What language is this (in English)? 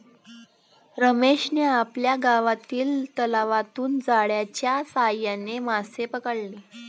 Marathi